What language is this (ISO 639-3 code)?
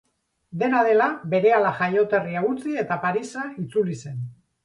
eus